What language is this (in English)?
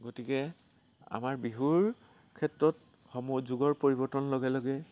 Assamese